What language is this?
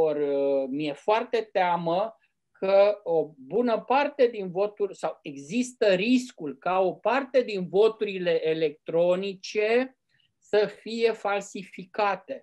Romanian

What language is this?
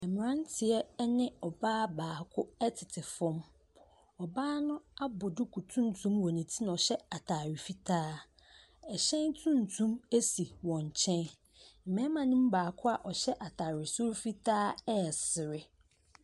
Akan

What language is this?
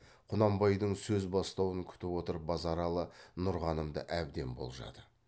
Kazakh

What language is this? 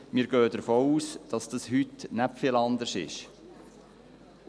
Swiss German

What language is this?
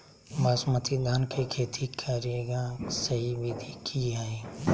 Magahi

